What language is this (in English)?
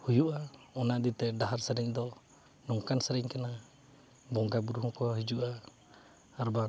Santali